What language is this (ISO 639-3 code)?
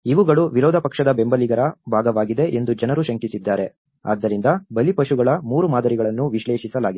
kan